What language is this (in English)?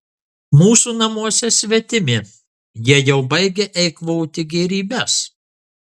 Lithuanian